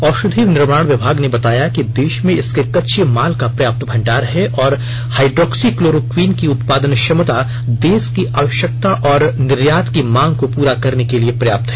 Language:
Hindi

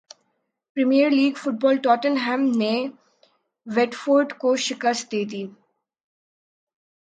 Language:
Urdu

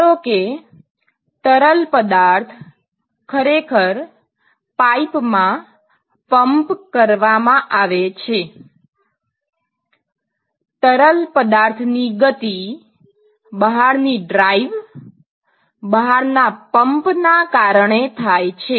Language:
Gujarati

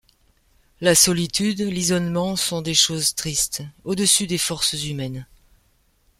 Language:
French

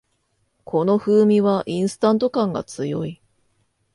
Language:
Japanese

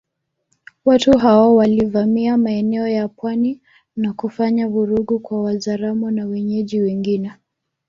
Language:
Swahili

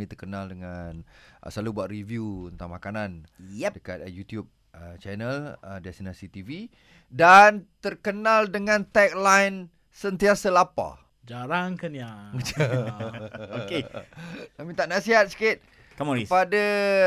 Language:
Malay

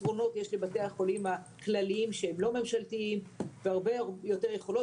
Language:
Hebrew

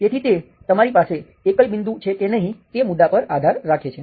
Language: Gujarati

